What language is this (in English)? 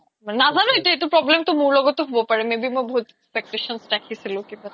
Assamese